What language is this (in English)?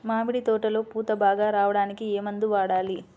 Telugu